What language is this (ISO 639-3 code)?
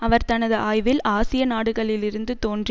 tam